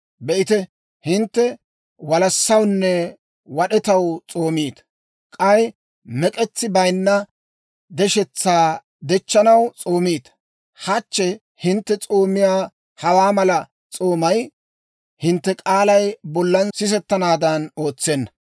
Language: Dawro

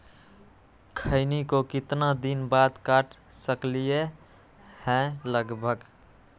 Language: Magahi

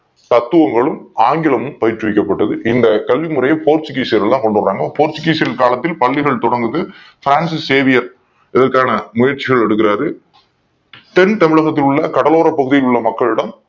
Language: Tamil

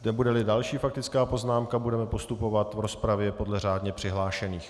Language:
Czech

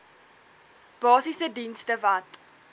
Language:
Afrikaans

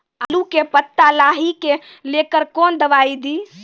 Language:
Maithili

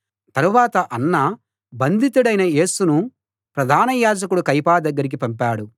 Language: Telugu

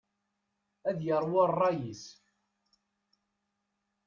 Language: Kabyle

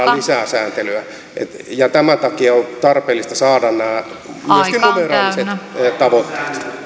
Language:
Finnish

